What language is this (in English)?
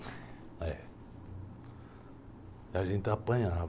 Portuguese